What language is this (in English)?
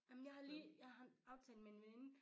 Danish